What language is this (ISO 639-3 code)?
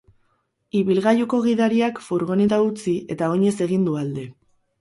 eus